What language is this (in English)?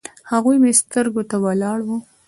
Pashto